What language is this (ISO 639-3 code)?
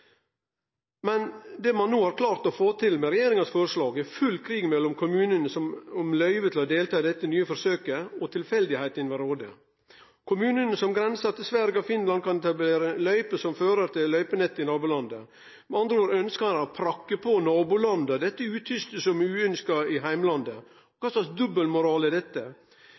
nno